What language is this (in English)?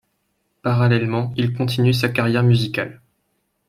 French